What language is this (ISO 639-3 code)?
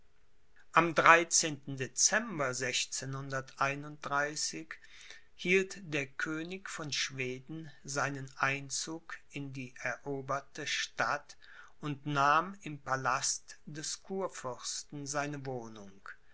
deu